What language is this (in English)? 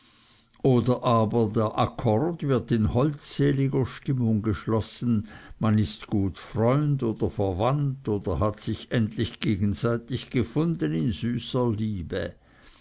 German